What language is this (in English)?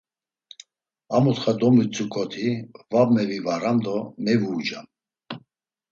Laz